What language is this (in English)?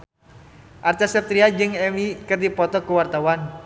Sundanese